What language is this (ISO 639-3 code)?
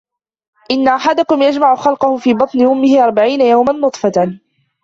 ara